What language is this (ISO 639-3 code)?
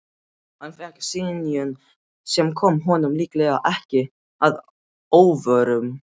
isl